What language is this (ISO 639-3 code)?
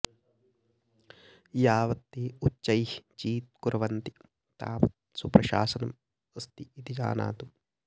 san